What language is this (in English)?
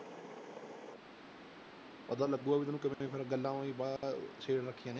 Punjabi